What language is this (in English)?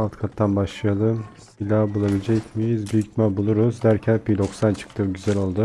Turkish